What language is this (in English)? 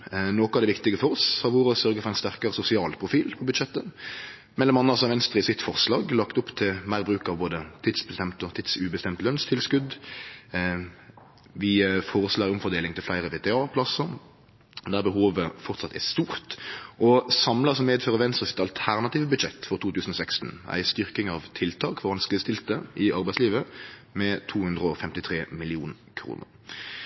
Norwegian Nynorsk